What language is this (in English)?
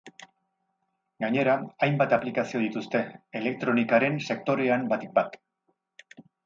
Basque